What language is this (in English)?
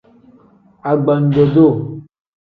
Tem